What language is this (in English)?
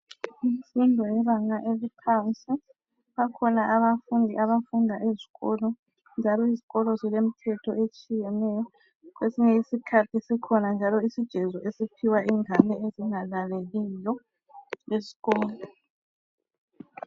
North Ndebele